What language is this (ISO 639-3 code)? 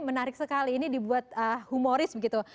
ind